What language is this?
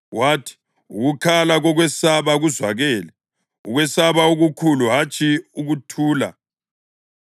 North Ndebele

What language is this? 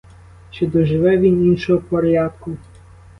Ukrainian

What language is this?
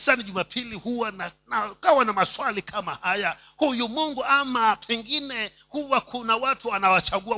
Swahili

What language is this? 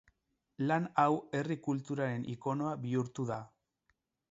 Basque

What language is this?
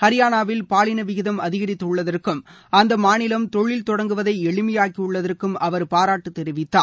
Tamil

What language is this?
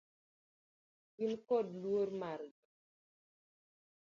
Luo (Kenya and Tanzania)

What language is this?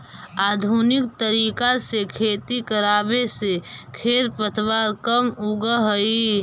Magahi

